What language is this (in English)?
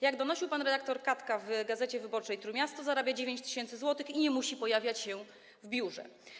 Polish